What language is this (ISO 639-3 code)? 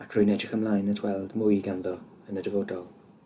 cym